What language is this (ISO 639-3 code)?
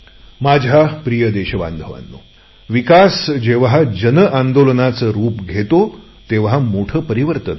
mar